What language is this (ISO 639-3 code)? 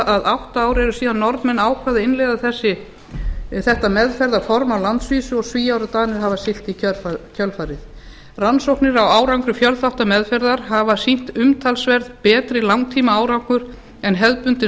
isl